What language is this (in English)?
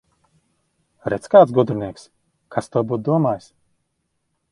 Latvian